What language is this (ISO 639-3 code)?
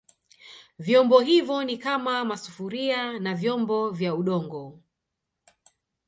swa